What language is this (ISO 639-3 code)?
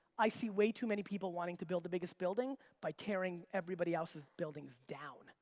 eng